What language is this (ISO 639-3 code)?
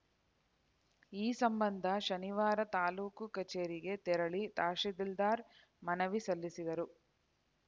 kan